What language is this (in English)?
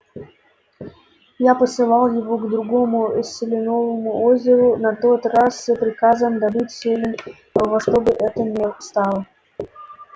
Russian